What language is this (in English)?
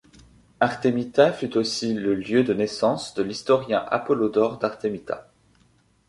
French